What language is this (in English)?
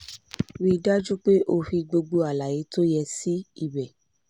Yoruba